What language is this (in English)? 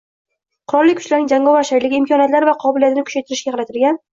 Uzbek